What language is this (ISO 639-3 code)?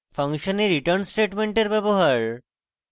ben